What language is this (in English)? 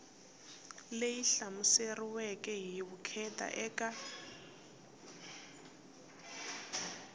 Tsonga